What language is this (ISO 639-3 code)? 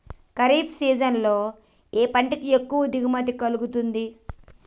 tel